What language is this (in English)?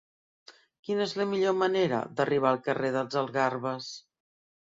Catalan